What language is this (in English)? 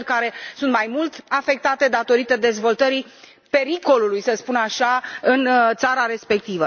Romanian